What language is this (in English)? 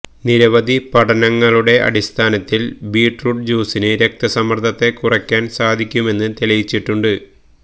Malayalam